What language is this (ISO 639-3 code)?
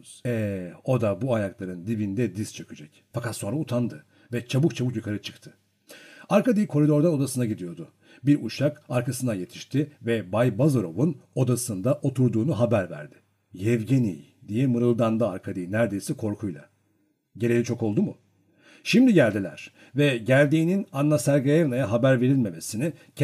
tur